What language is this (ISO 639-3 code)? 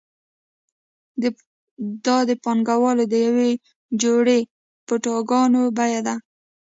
pus